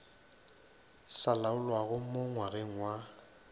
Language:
Northern Sotho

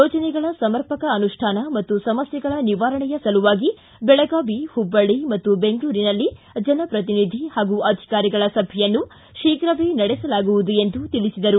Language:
Kannada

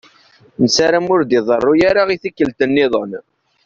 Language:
Kabyle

